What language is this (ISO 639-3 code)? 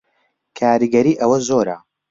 ckb